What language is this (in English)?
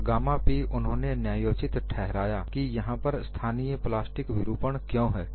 Hindi